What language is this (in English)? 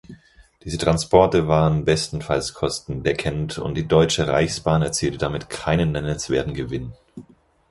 German